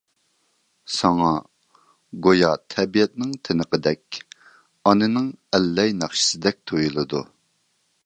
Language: Uyghur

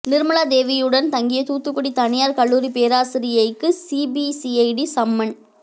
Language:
Tamil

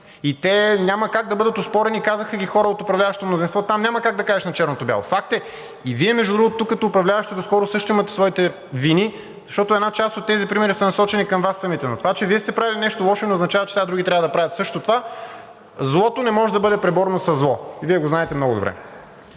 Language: Bulgarian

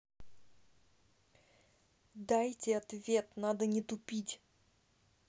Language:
Russian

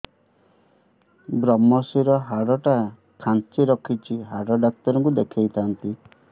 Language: Odia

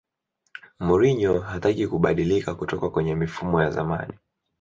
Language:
Swahili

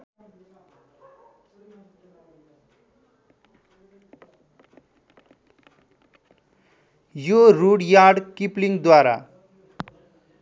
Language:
Nepali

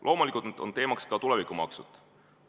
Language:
Estonian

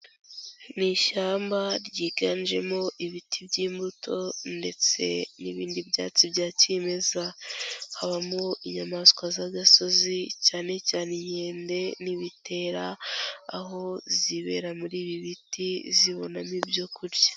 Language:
Kinyarwanda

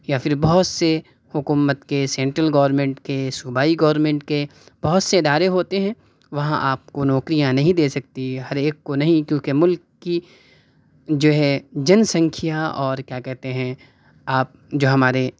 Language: Urdu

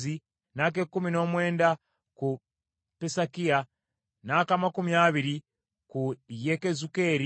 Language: Ganda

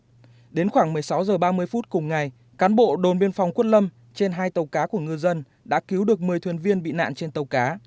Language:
Vietnamese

